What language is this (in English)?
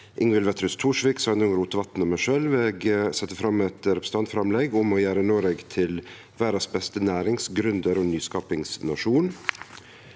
Norwegian